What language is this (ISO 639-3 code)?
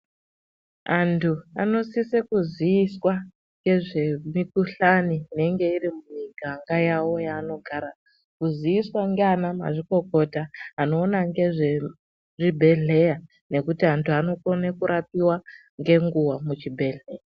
ndc